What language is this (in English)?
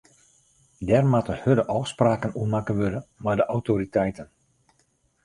Western Frisian